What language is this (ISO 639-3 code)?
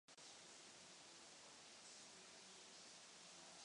ces